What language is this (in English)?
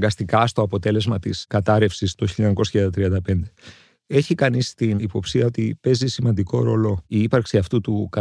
Greek